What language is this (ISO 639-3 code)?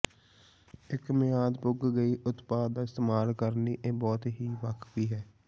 pan